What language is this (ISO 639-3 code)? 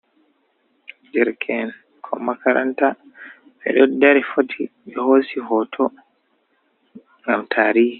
ful